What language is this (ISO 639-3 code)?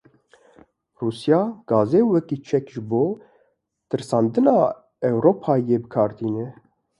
kur